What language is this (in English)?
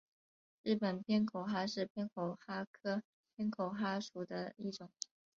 Chinese